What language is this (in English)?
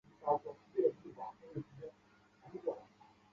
Chinese